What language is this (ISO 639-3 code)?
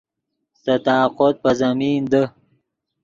ydg